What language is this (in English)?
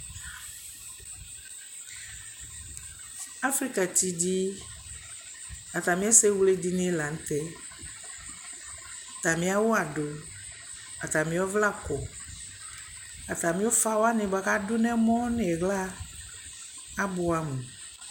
Ikposo